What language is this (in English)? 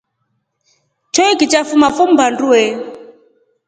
Rombo